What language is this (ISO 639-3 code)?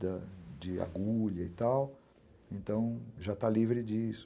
por